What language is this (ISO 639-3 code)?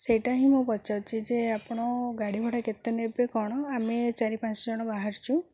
ori